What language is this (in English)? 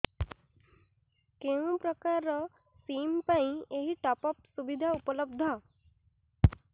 Odia